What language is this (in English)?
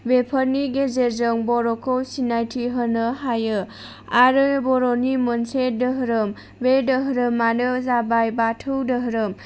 Bodo